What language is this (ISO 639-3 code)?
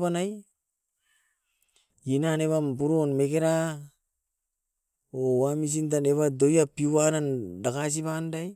eiv